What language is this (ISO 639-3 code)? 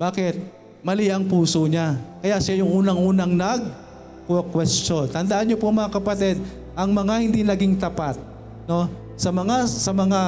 fil